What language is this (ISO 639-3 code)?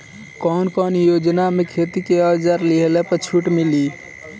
bho